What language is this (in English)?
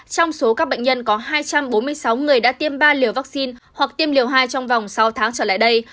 Vietnamese